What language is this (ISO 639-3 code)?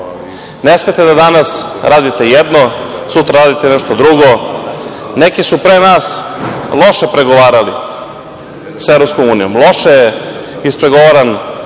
srp